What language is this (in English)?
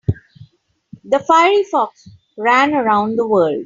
English